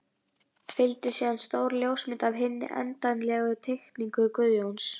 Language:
Icelandic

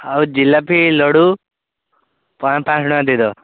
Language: Odia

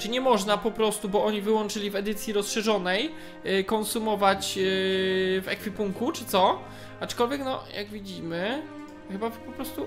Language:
Polish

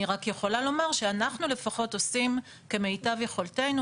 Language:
Hebrew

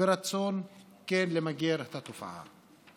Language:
Hebrew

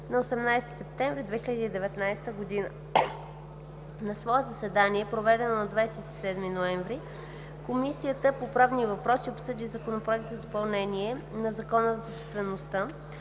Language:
Bulgarian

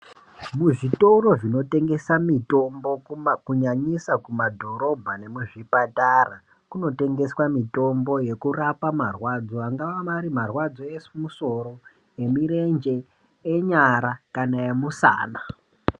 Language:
Ndau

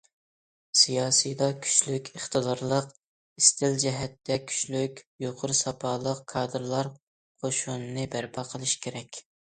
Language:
Uyghur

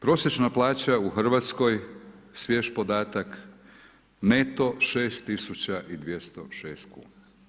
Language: Croatian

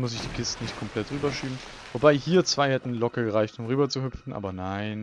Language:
German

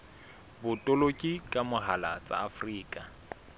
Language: Southern Sotho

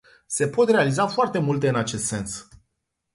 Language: Romanian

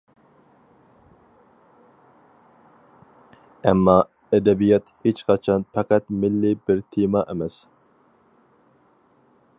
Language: Uyghur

